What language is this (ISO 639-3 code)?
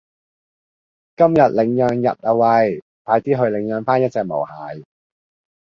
yue